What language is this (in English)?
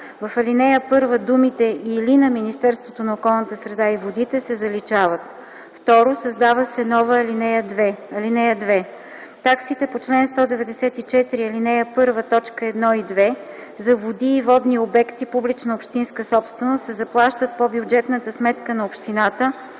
Bulgarian